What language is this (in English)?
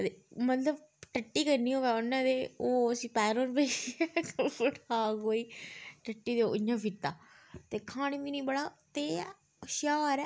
Dogri